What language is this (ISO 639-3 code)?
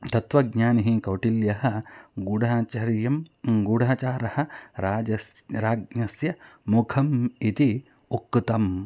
san